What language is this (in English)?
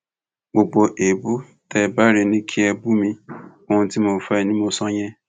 Yoruba